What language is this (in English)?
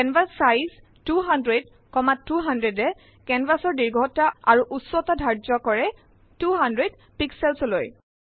Assamese